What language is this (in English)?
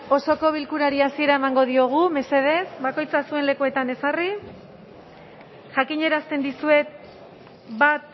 Basque